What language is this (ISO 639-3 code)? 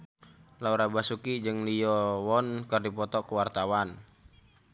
sun